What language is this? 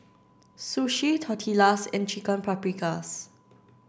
English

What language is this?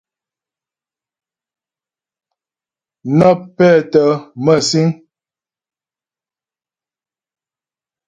Ghomala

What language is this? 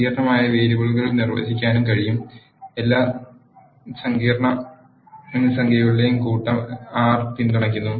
Malayalam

